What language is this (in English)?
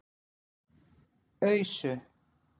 Icelandic